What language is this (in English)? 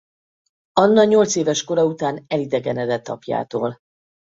Hungarian